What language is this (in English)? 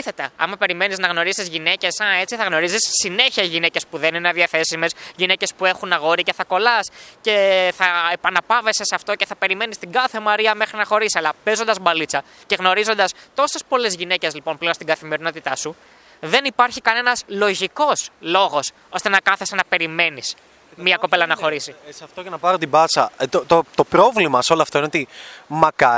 Greek